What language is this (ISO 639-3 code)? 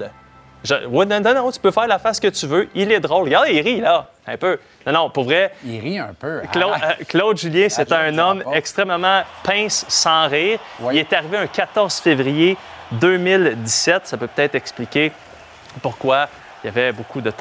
fra